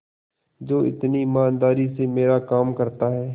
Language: Hindi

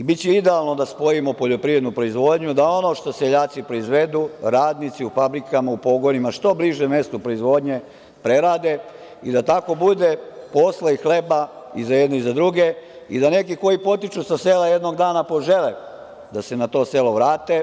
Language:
Serbian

